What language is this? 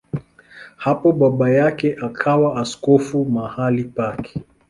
Swahili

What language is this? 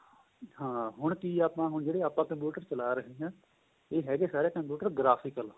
Punjabi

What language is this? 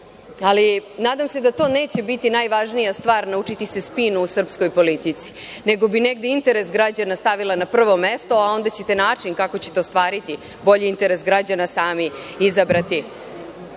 Serbian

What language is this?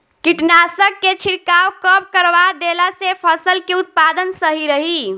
Bhojpuri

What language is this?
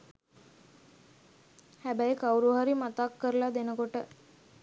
Sinhala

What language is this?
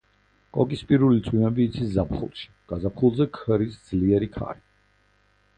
Georgian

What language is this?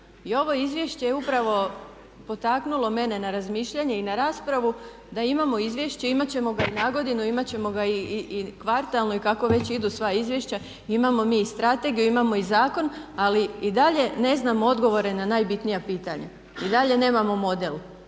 Croatian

